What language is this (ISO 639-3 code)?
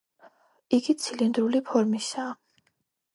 kat